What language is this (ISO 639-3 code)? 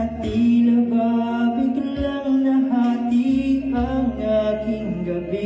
ind